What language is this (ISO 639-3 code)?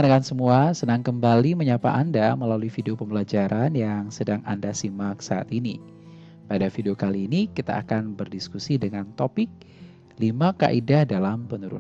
ind